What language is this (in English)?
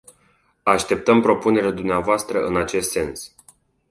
Romanian